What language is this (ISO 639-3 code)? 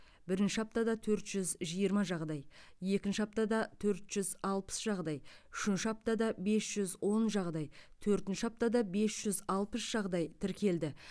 kaz